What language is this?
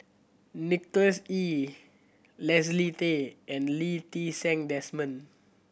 English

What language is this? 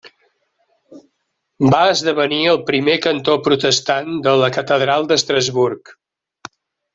Catalan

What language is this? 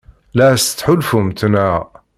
Kabyle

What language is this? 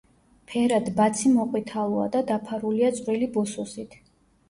Georgian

